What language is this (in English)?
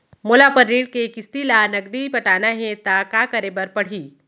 Chhattisgarhi